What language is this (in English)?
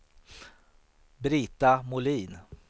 Swedish